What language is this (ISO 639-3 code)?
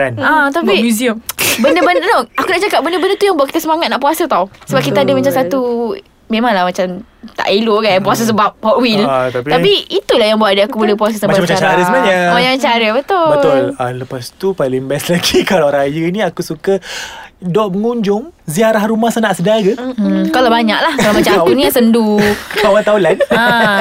msa